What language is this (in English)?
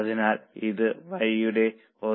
Malayalam